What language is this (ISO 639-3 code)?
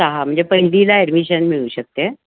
mar